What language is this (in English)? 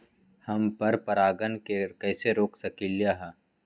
Magahi